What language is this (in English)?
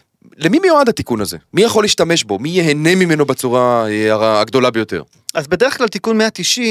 Hebrew